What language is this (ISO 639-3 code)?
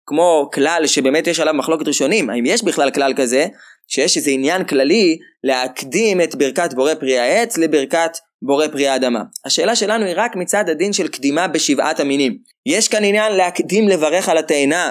heb